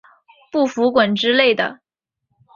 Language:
Chinese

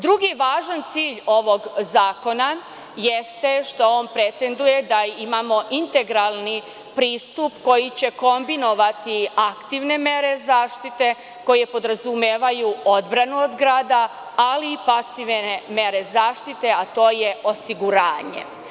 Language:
Serbian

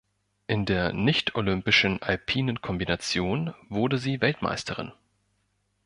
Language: German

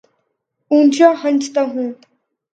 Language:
Urdu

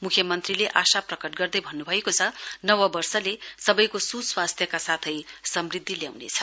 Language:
Nepali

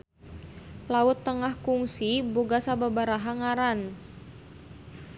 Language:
Sundanese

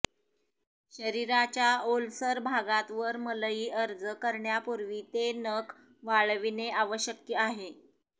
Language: Marathi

